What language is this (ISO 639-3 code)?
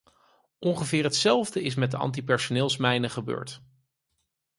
nld